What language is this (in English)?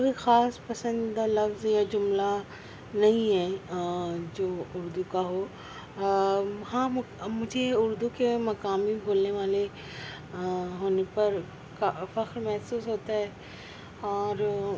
Urdu